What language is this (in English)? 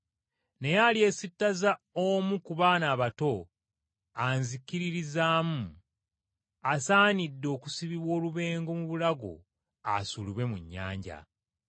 Ganda